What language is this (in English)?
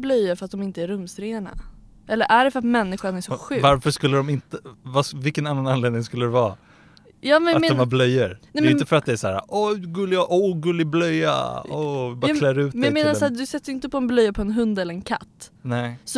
Swedish